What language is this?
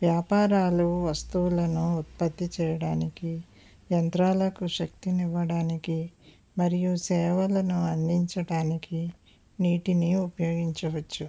Telugu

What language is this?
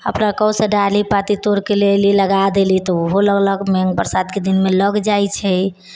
Maithili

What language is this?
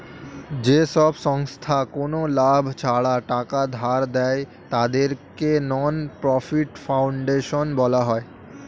Bangla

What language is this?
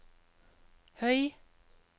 Norwegian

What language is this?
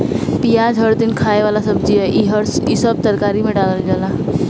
Bhojpuri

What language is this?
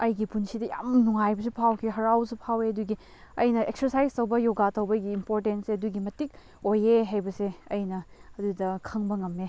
Manipuri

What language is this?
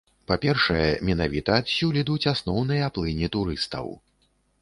Belarusian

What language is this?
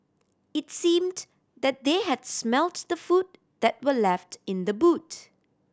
English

